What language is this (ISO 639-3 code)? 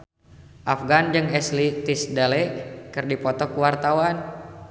sun